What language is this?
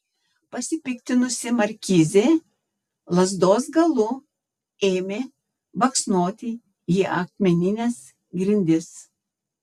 Lithuanian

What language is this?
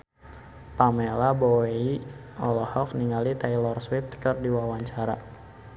Sundanese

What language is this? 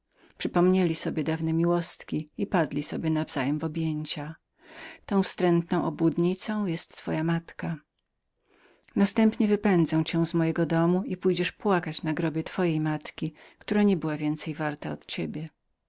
Polish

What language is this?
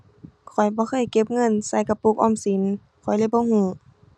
Thai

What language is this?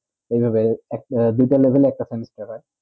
Bangla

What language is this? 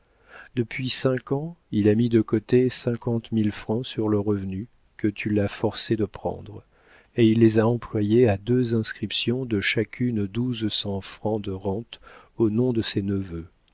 French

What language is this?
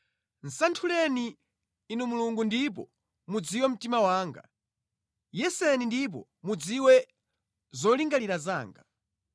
Nyanja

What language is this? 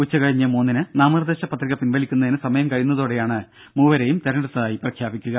Malayalam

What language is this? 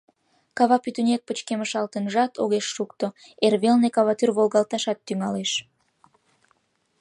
Mari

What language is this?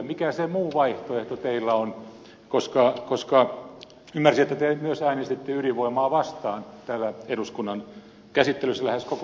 Finnish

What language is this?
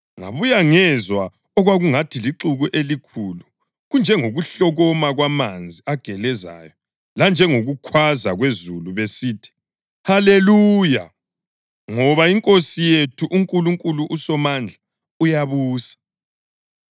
North Ndebele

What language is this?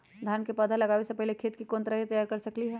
Magahi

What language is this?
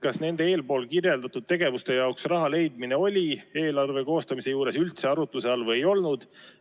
Estonian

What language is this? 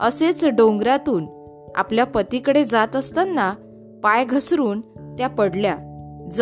Marathi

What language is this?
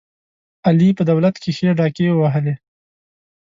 Pashto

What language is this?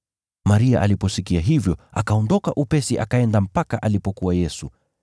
Swahili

